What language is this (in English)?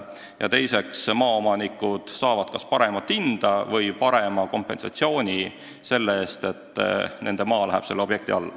Estonian